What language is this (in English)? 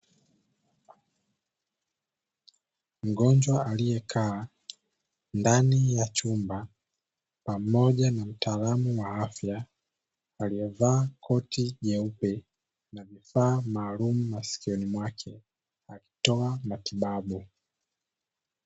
Swahili